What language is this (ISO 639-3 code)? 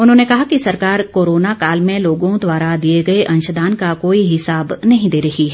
hin